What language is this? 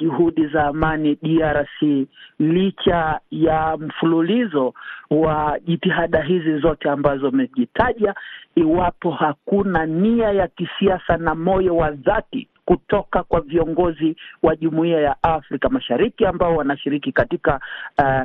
Swahili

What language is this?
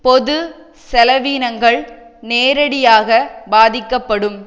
Tamil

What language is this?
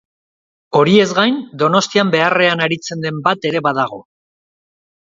Basque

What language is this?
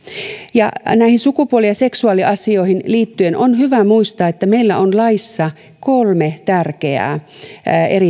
Finnish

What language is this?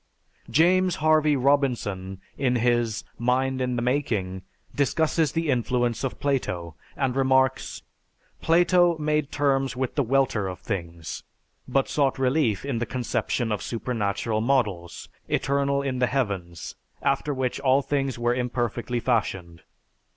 English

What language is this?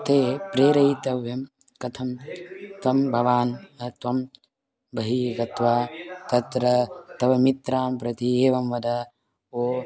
Sanskrit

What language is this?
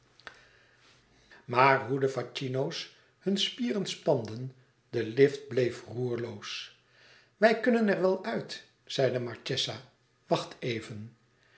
Dutch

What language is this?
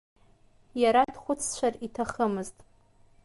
Abkhazian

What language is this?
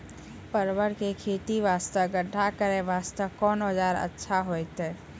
Maithili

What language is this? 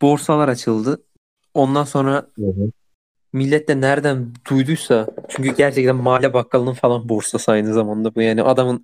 Turkish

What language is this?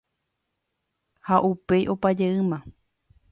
Guarani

